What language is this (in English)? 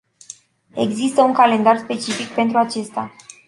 Romanian